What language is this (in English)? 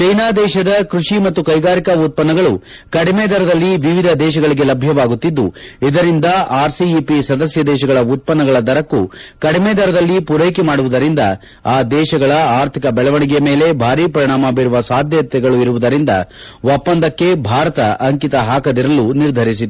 Kannada